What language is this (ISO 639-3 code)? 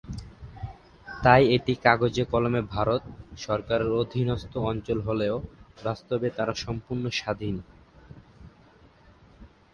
ben